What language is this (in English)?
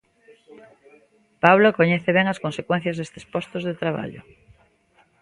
Galician